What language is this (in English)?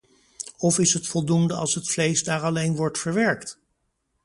Dutch